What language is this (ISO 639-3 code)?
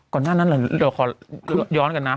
tha